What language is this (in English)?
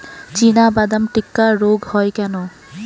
Bangla